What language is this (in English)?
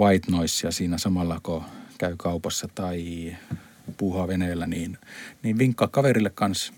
Finnish